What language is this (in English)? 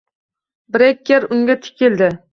Uzbek